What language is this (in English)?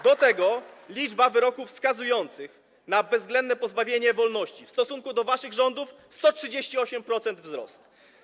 Polish